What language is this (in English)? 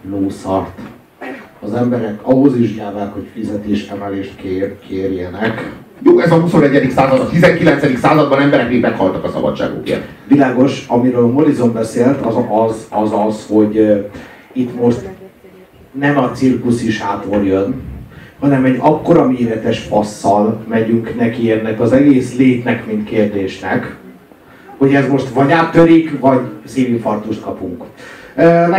Hungarian